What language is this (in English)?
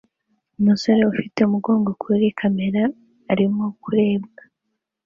Kinyarwanda